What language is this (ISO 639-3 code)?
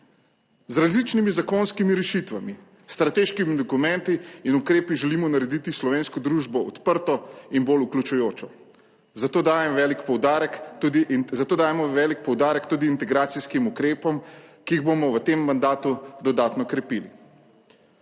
slv